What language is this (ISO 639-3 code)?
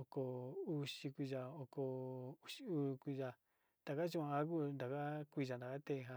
xti